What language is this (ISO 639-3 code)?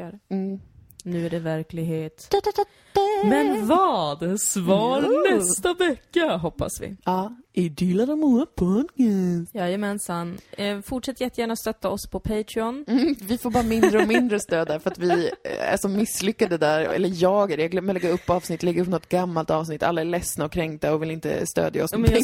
swe